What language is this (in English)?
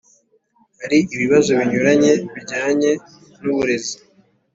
Kinyarwanda